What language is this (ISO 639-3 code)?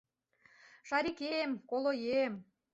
chm